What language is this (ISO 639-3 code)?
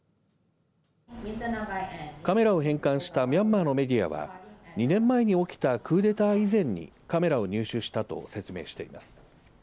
jpn